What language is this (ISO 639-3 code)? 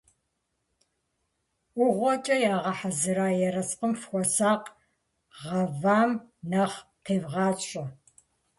kbd